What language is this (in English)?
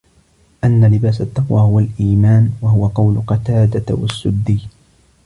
Arabic